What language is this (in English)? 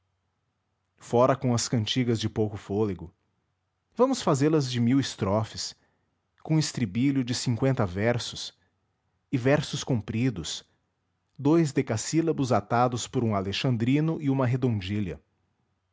Portuguese